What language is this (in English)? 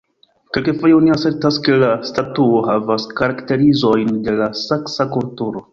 Esperanto